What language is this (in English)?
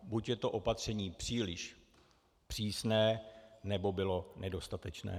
Czech